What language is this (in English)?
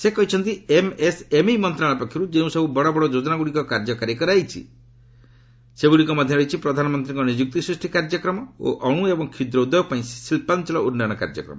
Odia